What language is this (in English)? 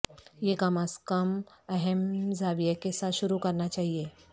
Urdu